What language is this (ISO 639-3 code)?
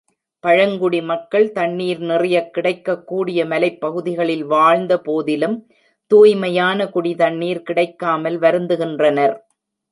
tam